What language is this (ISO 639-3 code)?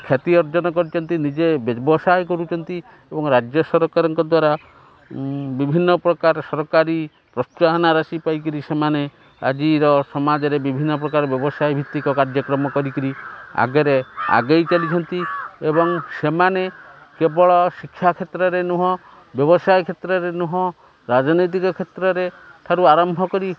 ori